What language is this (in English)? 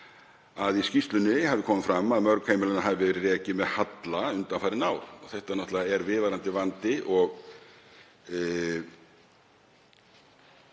Icelandic